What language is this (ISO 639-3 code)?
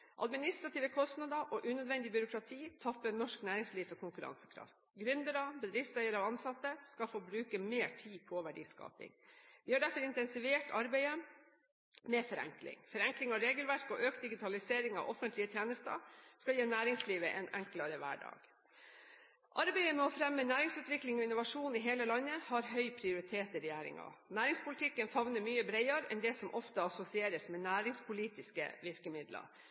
nob